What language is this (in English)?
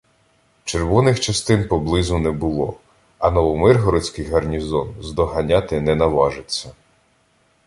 Ukrainian